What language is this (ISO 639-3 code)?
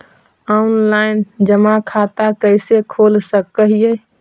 mag